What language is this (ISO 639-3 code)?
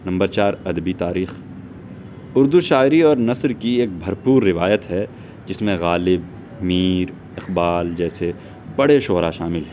urd